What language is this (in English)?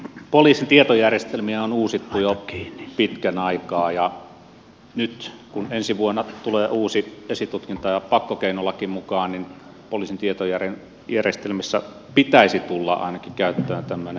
Finnish